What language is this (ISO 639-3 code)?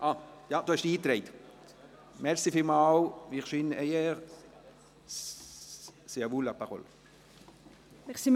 gsw